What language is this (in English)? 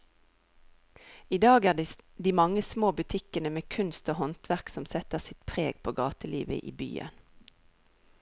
Norwegian